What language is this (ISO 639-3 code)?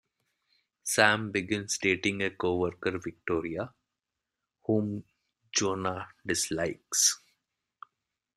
eng